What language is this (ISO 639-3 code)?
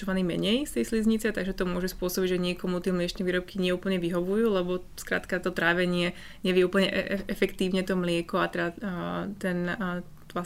slk